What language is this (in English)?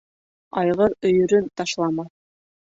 Bashkir